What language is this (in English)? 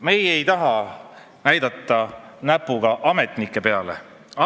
Estonian